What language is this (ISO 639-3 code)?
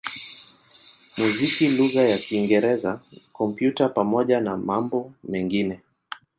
swa